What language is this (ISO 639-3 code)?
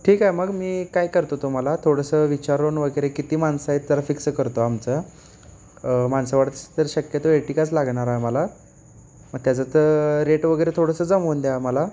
mar